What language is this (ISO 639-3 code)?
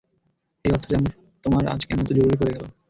ben